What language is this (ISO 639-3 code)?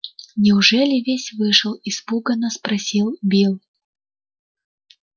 rus